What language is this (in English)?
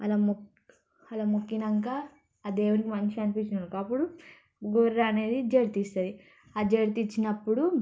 Telugu